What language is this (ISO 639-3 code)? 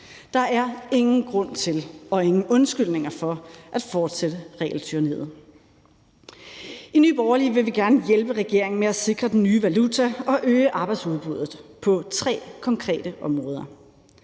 dan